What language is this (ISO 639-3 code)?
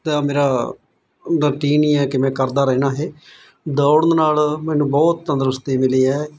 pan